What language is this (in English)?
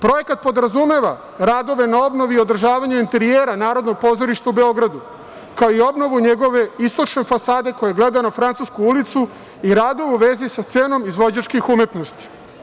Serbian